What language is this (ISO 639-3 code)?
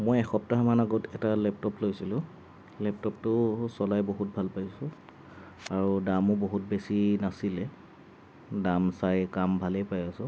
asm